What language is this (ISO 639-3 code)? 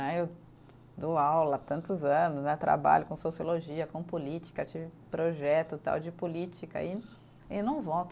por